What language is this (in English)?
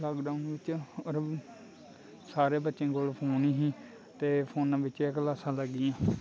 Dogri